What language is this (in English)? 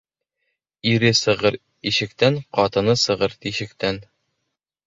Bashkir